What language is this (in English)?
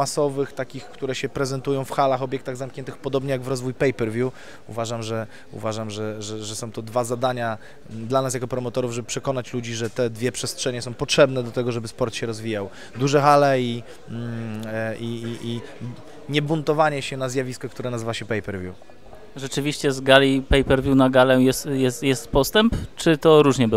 Polish